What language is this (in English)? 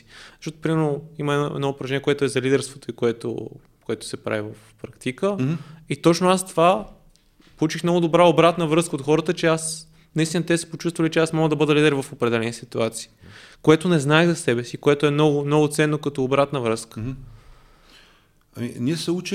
Bulgarian